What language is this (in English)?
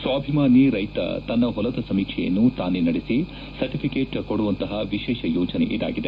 Kannada